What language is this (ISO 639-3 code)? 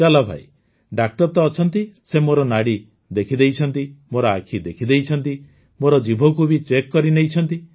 ori